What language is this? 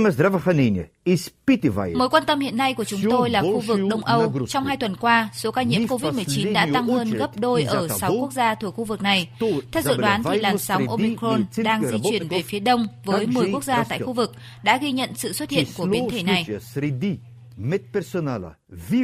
Vietnamese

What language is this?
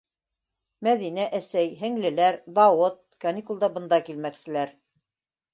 Bashkir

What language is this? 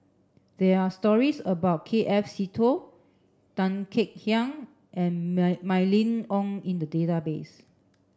English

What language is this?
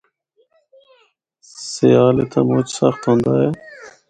Northern Hindko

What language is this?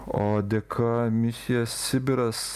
Lithuanian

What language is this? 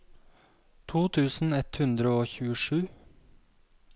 Norwegian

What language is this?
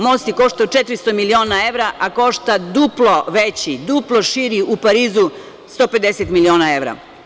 Serbian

